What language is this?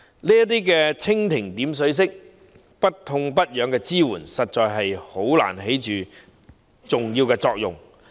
Cantonese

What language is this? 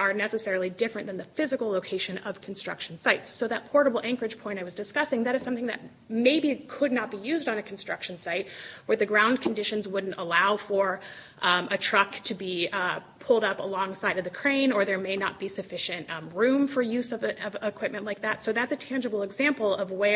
English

